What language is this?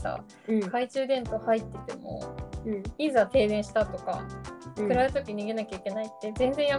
Japanese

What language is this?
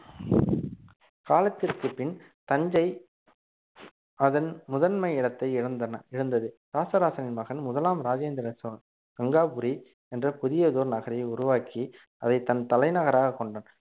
Tamil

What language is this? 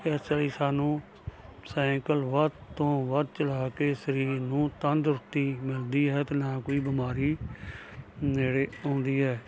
Punjabi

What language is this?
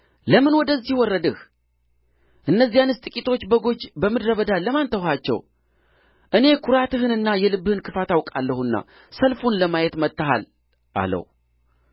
Amharic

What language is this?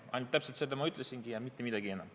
Estonian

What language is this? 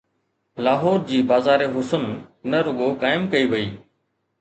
Sindhi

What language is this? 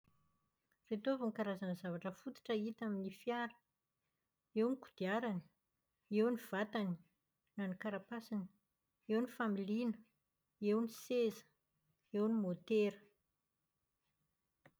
Malagasy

